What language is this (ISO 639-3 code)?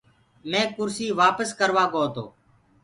ggg